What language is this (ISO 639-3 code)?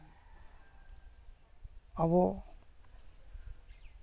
sat